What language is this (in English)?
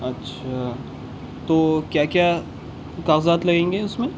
Urdu